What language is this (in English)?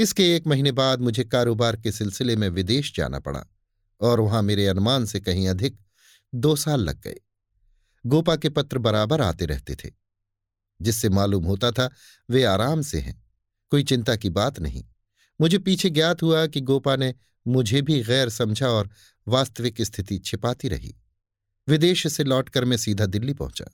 Hindi